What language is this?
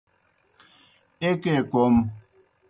Kohistani Shina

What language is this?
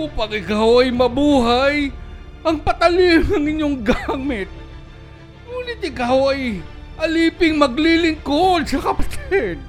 Filipino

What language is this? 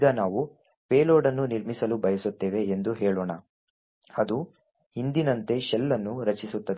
Kannada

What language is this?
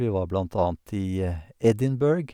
Norwegian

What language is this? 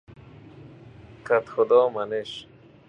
Persian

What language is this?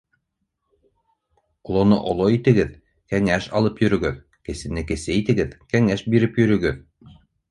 Bashkir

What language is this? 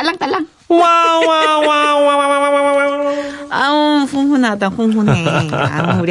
Korean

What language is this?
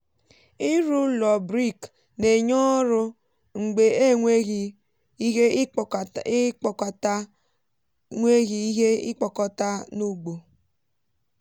Igbo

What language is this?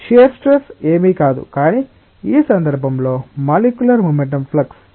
Telugu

